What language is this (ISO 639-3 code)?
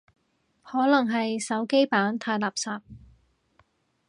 yue